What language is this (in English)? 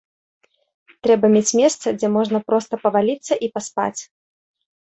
Belarusian